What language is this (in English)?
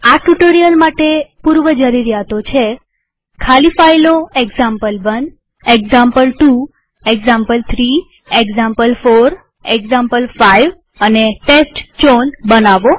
Gujarati